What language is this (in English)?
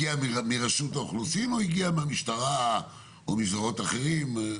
Hebrew